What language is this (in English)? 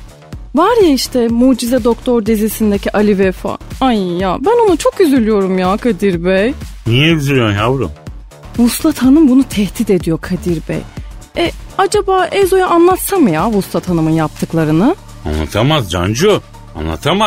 Turkish